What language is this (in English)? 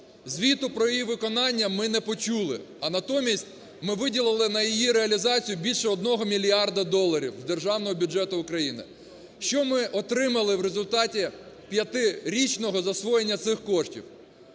Ukrainian